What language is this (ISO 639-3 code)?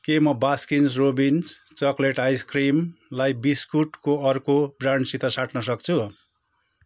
nep